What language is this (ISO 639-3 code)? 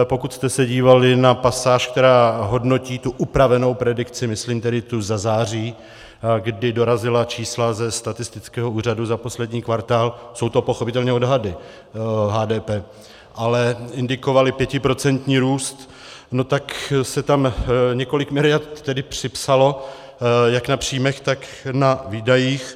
ces